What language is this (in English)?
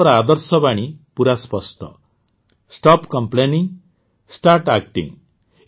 Odia